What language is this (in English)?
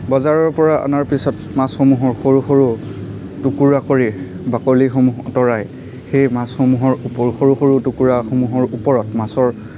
Assamese